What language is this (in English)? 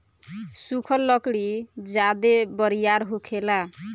Bhojpuri